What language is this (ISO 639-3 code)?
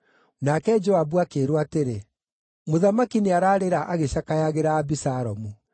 kik